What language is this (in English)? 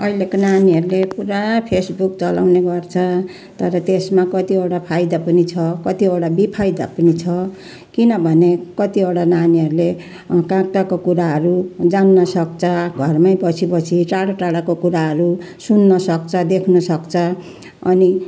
Nepali